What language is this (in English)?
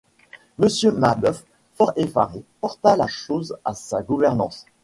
French